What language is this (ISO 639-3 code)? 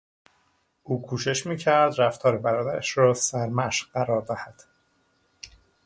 fas